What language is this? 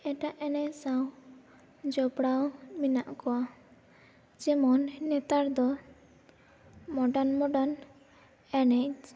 Santali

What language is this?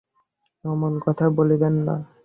Bangla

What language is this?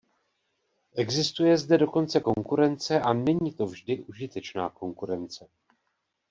Czech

